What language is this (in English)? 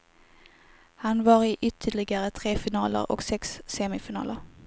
Swedish